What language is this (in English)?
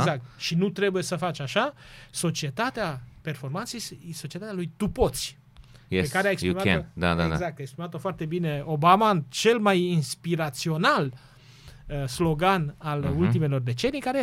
Romanian